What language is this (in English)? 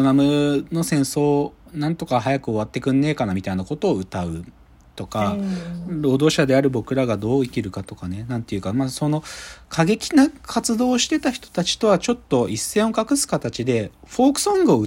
Japanese